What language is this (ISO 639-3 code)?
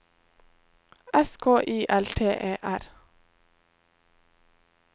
nor